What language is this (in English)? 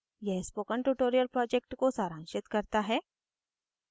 Hindi